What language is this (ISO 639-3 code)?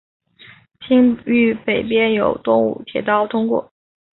zho